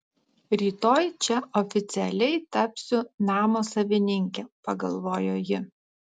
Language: Lithuanian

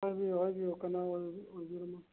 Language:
Manipuri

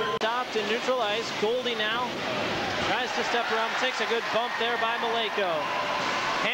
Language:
English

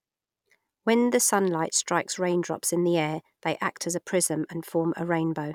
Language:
English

